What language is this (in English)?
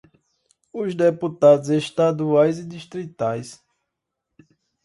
Portuguese